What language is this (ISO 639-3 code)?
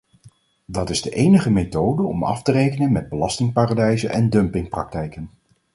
nld